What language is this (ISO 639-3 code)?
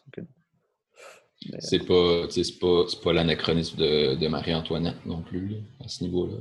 fra